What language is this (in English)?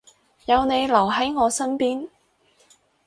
Cantonese